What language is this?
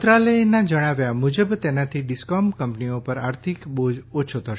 Gujarati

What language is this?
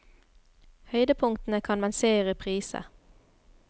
Norwegian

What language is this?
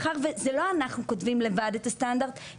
Hebrew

